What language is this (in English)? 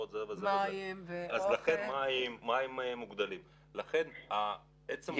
Hebrew